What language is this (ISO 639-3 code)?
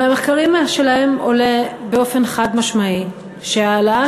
heb